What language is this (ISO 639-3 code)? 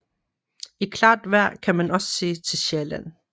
dan